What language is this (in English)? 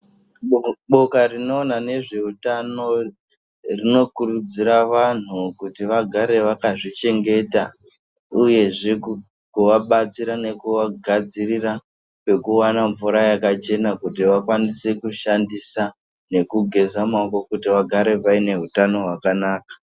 Ndau